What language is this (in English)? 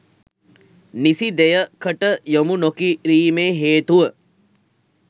Sinhala